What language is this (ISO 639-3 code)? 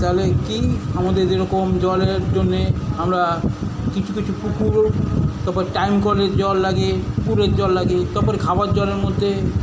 ben